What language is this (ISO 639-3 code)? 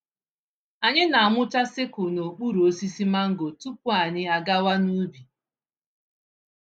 ibo